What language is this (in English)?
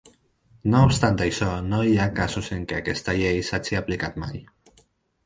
Catalan